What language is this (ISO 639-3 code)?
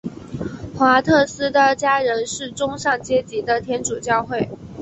zho